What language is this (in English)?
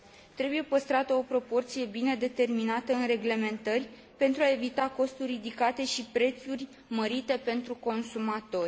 Romanian